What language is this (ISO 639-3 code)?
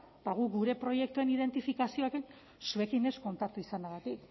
eus